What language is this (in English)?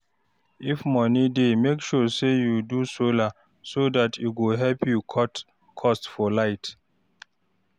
Nigerian Pidgin